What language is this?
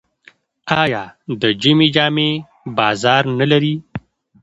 Pashto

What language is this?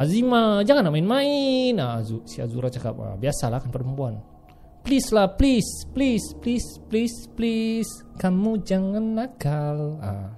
Malay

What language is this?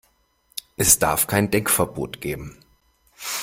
German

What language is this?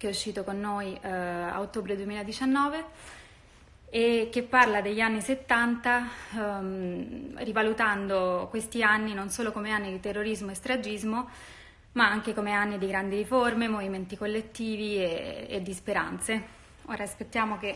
Italian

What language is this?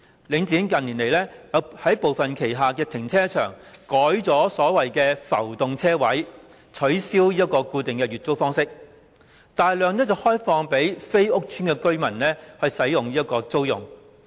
Cantonese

